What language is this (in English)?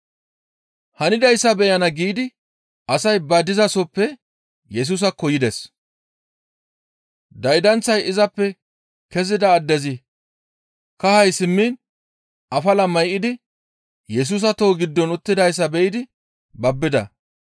Gamo